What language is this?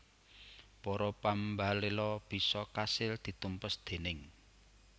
Javanese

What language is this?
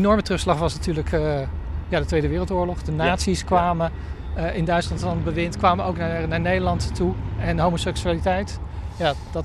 Dutch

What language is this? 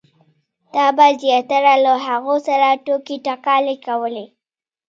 Pashto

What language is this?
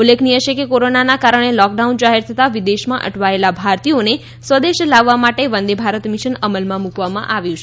Gujarati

